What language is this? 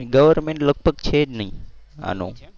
Gujarati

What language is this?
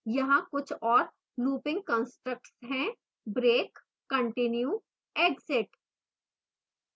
Hindi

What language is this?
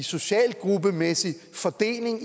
Danish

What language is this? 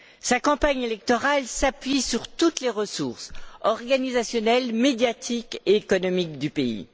French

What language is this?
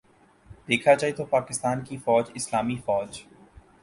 Urdu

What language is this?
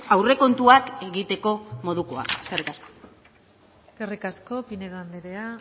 Basque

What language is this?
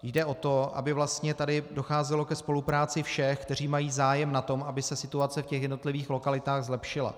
Czech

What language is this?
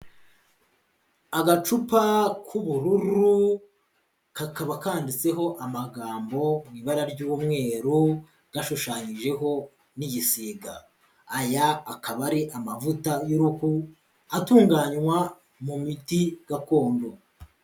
Kinyarwanda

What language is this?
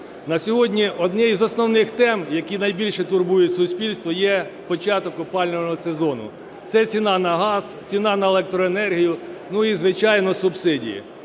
Ukrainian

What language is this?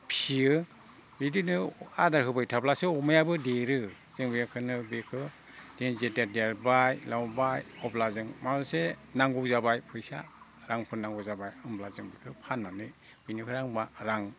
Bodo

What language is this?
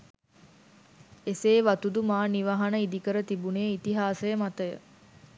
Sinhala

